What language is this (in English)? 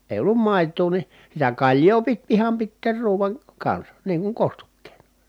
Finnish